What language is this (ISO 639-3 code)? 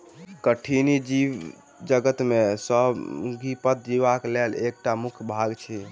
mai